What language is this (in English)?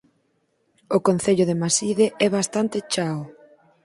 Galician